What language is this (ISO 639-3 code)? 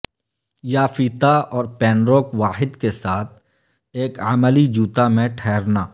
urd